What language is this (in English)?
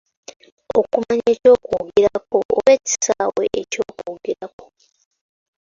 Ganda